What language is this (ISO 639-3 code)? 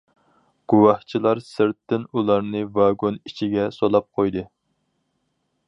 uig